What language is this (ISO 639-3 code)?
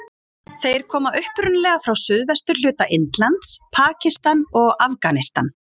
isl